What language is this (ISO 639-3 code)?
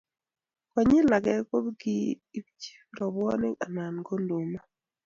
kln